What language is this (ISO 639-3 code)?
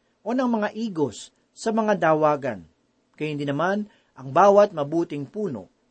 fil